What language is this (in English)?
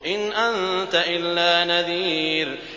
Arabic